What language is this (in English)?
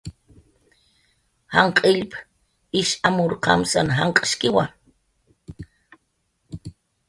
Jaqaru